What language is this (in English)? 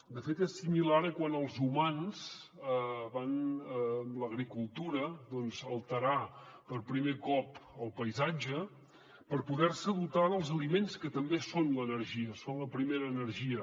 Catalan